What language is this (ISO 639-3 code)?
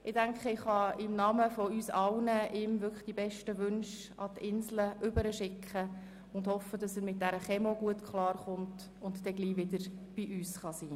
gsw